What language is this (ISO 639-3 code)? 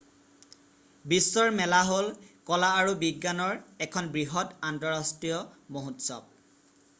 asm